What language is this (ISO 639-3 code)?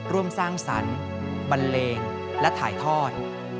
tha